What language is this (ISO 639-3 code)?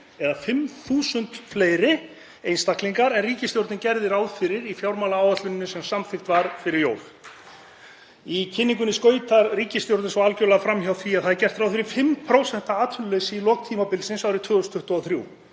isl